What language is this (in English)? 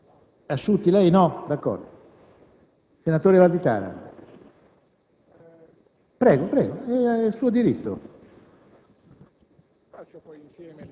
Italian